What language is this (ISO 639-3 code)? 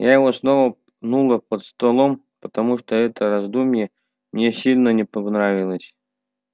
rus